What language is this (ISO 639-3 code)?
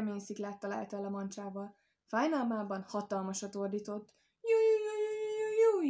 hun